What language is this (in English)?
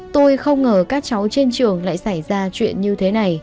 Vietnamese